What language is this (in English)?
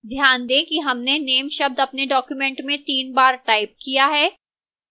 Hindi